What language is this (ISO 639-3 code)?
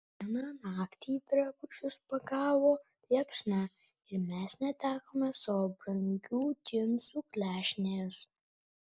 lit